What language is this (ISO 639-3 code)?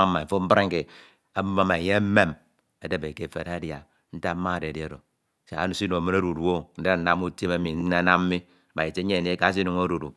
itw